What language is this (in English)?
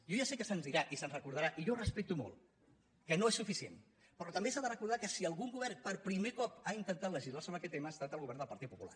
Catalan